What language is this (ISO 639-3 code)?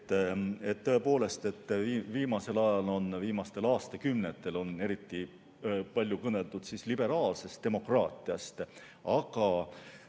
est